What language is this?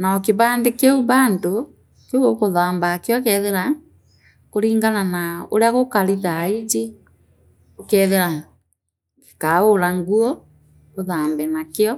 Meru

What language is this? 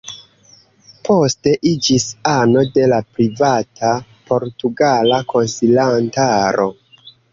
Esperanto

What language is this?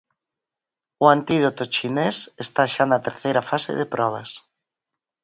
Galician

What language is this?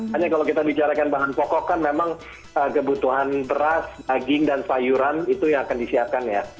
Indonesian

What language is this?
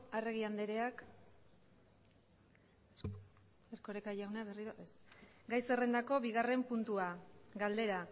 Basque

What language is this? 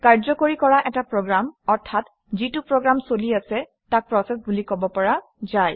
Assamese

